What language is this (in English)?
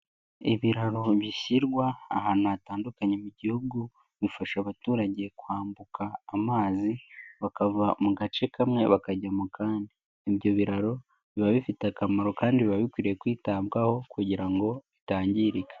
Kinyarwanda